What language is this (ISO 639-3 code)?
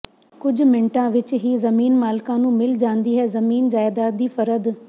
pan